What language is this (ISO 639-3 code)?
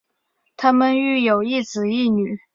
zho